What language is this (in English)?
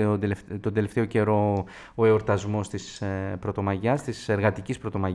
Greek